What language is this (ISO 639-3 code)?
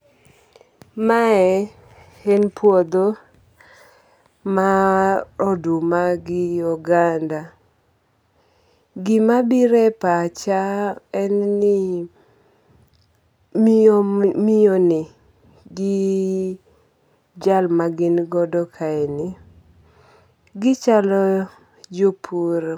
luo